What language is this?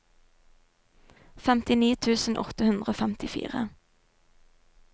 Norwegian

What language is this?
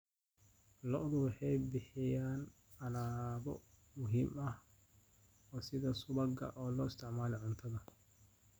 Somali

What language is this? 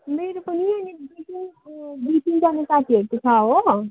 Nepali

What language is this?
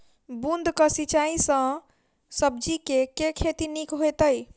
Maithili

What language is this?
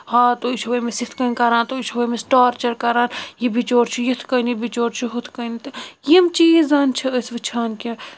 Kashmiri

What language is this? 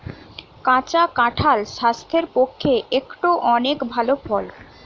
Bangla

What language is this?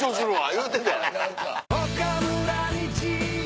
Japanese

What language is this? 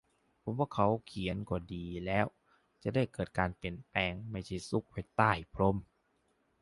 Thai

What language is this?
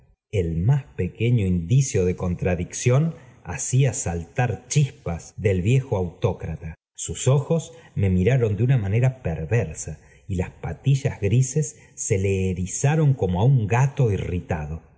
Spanish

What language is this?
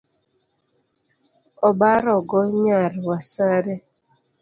Luo (Kenya and Tanzania)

